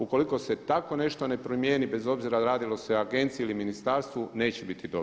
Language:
Croatian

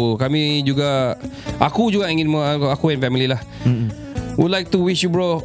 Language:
Malay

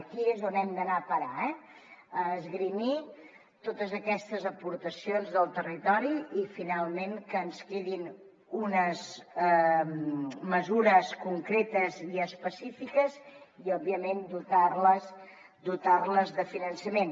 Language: Catalan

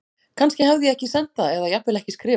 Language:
Icelandic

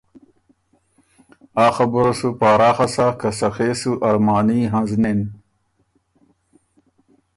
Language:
Ormuri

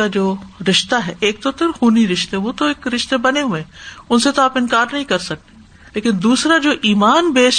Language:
Urdu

